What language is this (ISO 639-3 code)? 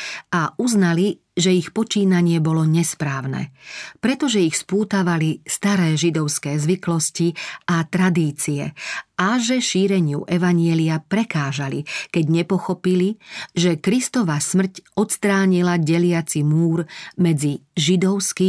slk